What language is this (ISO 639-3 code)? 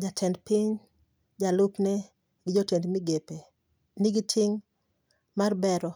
luo